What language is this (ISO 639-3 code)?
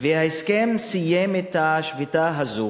heb